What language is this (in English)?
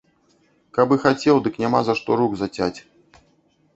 Belarusian